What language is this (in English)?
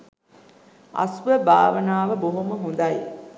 Sinhala